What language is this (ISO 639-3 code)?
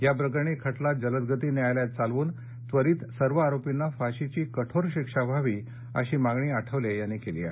mar